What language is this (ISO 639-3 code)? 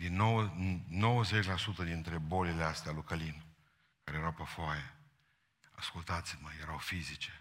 ron